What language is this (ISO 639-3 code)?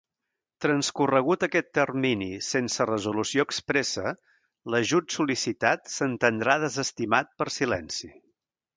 cat